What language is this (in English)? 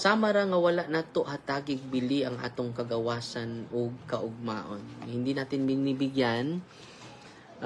Filipino